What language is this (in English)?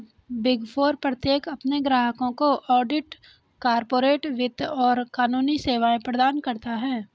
Hindi